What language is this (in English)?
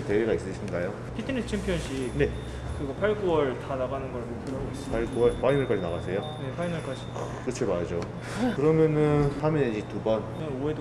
Korean